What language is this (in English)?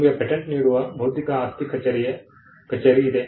Kannada